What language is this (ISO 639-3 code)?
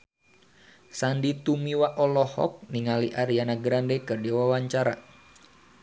sun